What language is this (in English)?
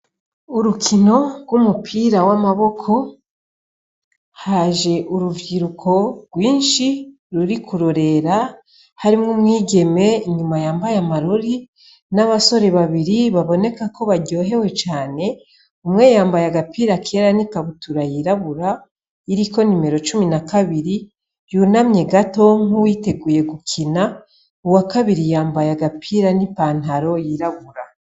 Rundi